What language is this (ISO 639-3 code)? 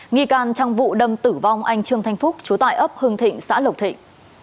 vie